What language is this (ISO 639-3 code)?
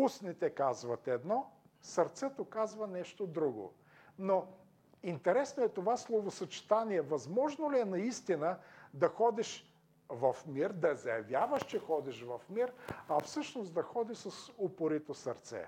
bul